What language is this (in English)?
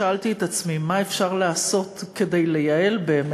Hebrew